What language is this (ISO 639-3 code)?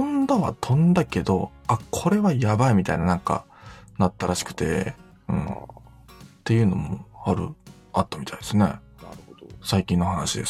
jpn